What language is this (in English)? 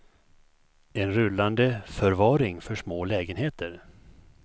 Swedish